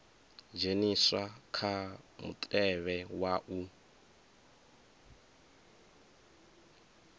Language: Venda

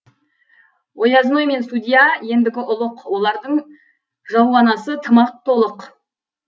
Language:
Kazakh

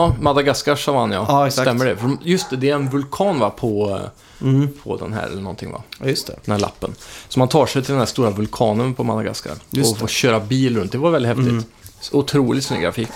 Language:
Swedish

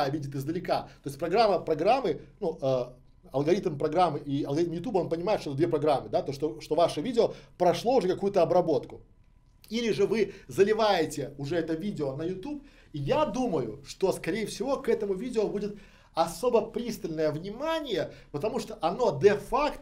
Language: Russian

